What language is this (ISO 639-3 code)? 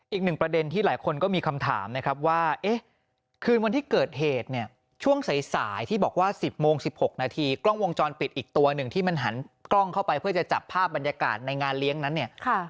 tha